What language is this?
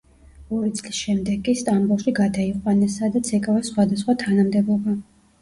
Georgian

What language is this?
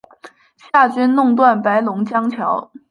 Chinese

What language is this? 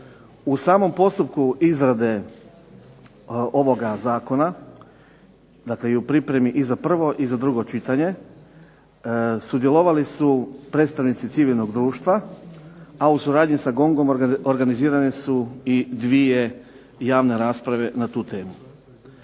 Croatian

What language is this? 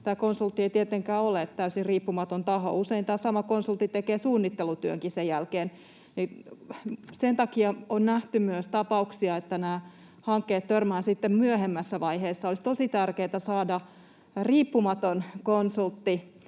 Finnish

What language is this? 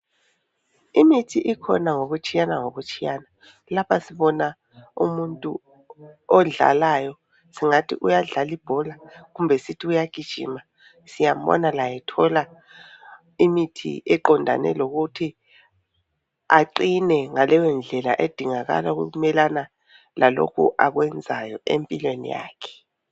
North Ndebele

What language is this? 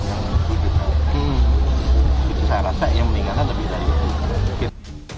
Indonesian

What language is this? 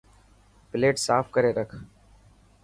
Dhatki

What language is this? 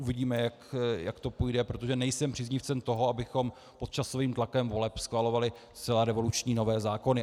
Czech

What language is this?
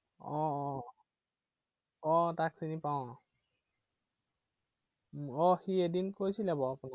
Assamese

